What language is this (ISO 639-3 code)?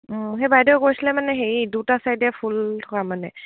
asm